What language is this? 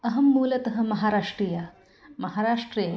Sanskrit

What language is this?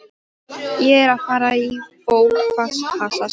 Icelandic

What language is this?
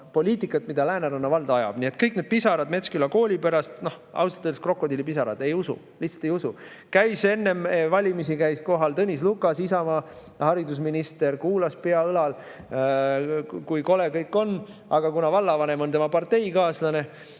Estonian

